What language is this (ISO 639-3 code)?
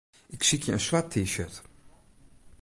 fry